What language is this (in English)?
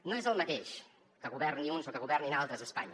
Catalan